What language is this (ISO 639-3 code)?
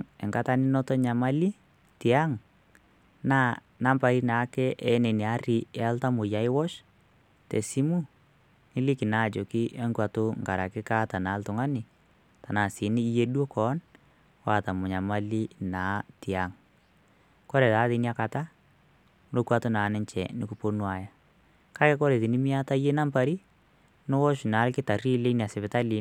mas